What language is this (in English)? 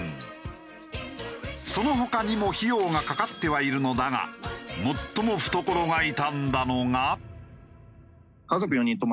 Japanese